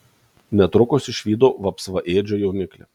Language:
Lithuanian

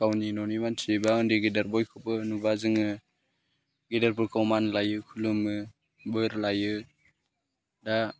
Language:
Bodo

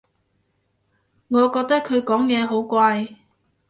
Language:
Cantonese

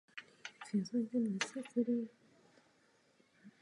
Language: Czech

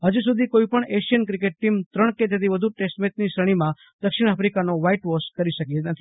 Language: Gujarati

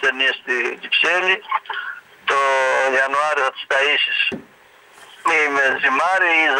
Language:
Greek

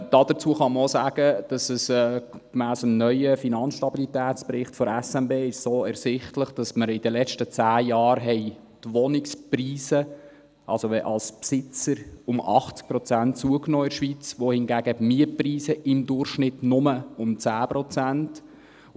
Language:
Swiss German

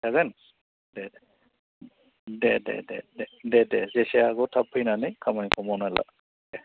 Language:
Bodo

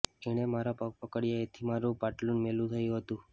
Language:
Gujarati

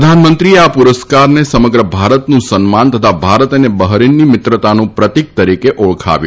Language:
Gujarati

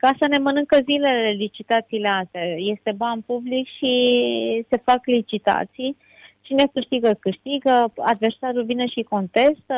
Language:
Romanian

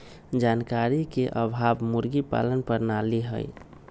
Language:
Magahi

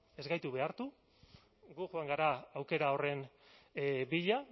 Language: Basque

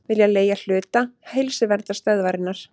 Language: Icelandic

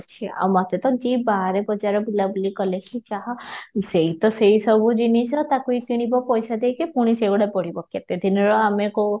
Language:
Odia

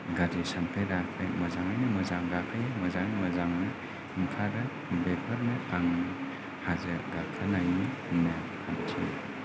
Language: Bodo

